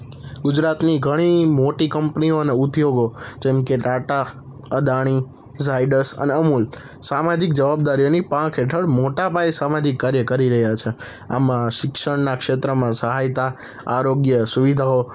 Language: Gujarati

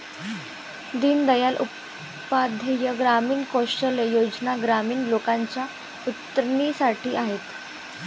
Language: Marathi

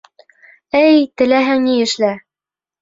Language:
Bashkir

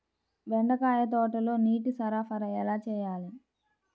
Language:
Telugu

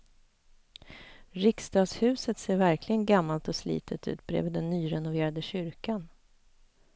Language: Swedish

